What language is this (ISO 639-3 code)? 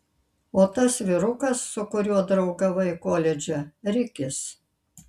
lit